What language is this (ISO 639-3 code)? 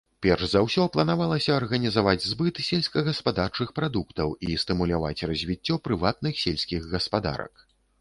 bel